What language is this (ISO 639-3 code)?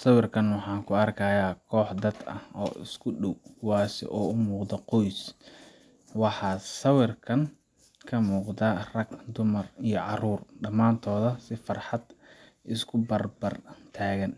som